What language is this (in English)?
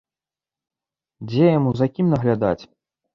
Belarusian